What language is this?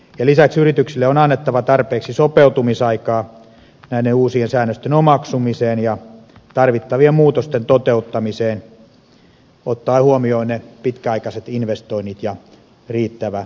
Finnish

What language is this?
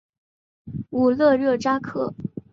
Chinese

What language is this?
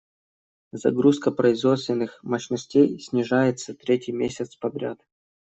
Russian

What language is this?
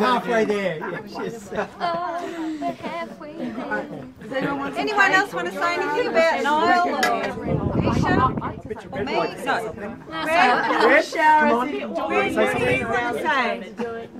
English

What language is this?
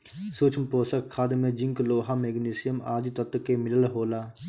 Bhojpuri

